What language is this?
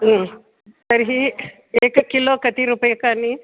Sanskrit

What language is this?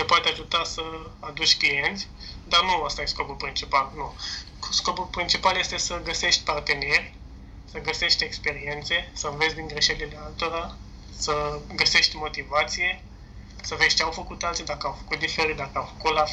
Romanian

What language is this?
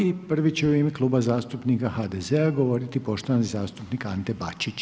Croatian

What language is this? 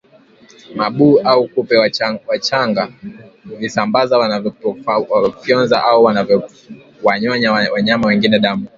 Swahili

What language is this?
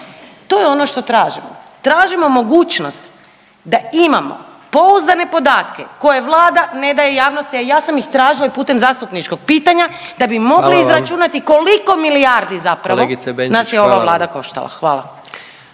Croatian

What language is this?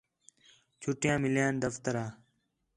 Khetrani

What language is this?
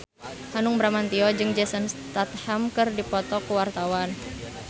Sundanese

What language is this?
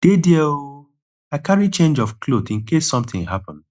Nigerian Pidgin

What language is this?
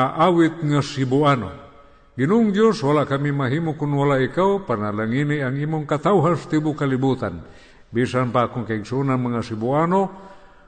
Filipino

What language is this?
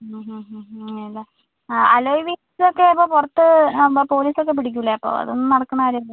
Malayalam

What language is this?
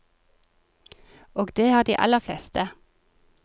Norwegian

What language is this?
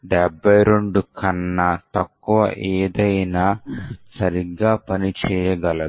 Telugu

